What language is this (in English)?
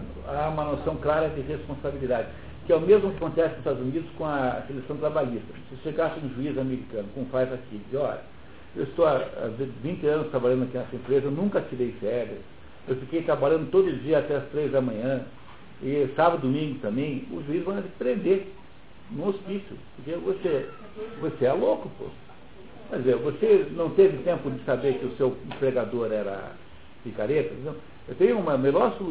Portuguese